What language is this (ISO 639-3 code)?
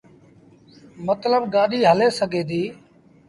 sbn